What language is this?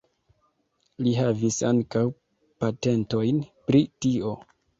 Esperanto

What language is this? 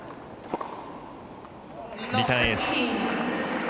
Japanese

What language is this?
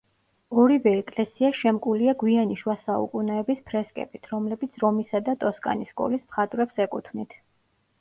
Georgian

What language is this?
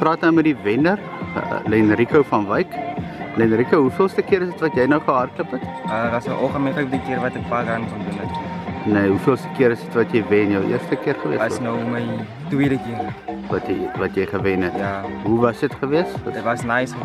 Dutch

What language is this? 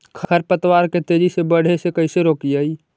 Magahi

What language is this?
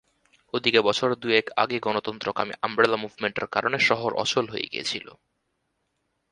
Bangla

